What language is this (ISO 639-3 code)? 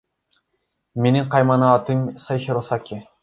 kir